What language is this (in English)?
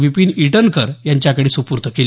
Marathi